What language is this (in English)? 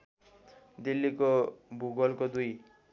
Nepali